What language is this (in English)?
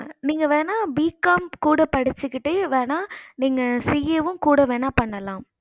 Tamil